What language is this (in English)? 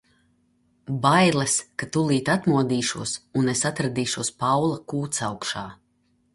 Latvian